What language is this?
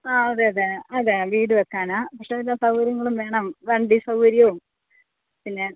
Malayalam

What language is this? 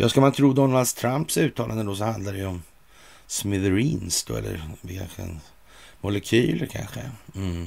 Swedish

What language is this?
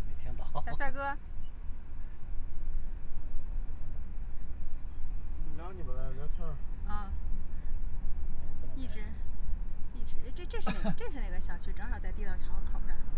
Chinese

